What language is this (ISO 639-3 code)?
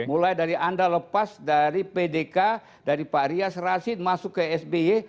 ind